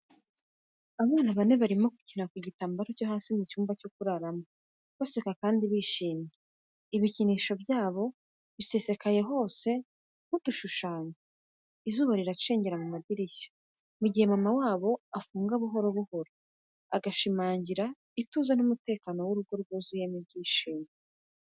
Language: Kinyarwanda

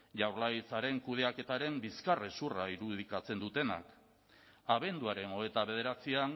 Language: Basque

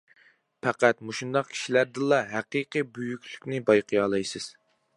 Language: Uyghur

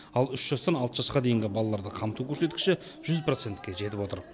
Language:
Kazakh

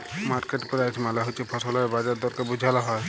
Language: Bangla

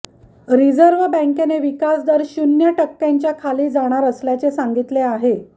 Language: Marathi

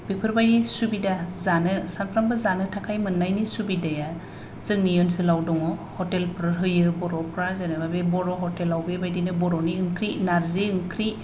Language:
Bodo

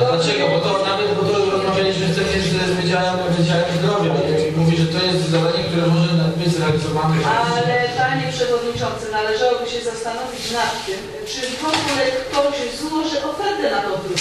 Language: Polish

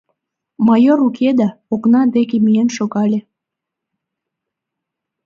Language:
Mari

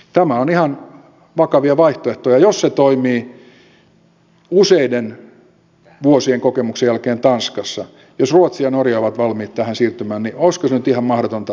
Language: Finnish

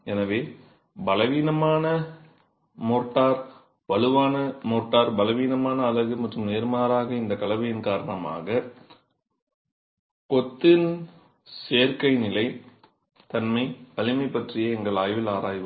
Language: Tamil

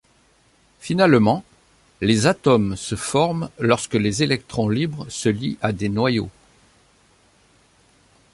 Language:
French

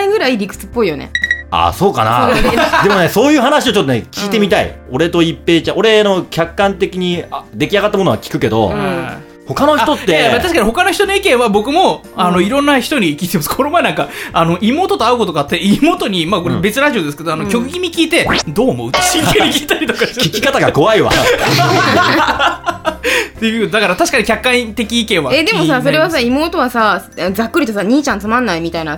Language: Japanese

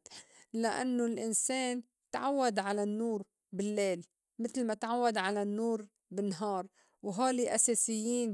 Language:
North Levantine Arabic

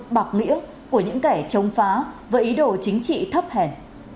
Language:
Vietnamese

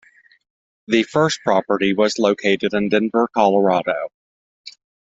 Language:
English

